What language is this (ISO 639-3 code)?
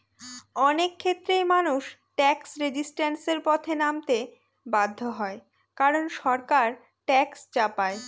ben